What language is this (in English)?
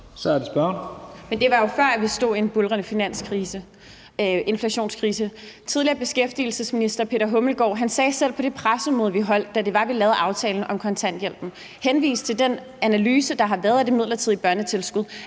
Danish